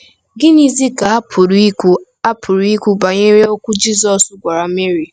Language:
Igbo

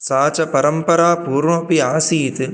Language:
Sanskrit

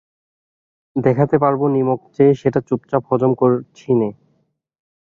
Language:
Bangla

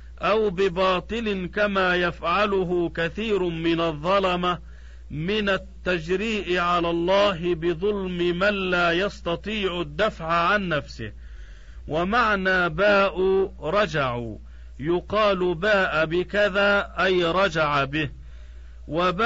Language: Arabic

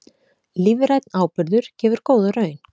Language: Icelandic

